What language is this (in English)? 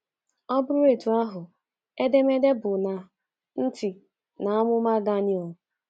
Igbo